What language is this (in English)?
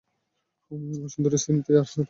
Bangla